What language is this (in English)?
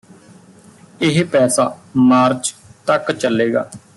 Punjabi